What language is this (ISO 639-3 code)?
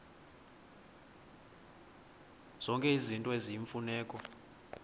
xho